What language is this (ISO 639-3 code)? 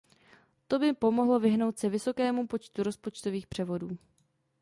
ces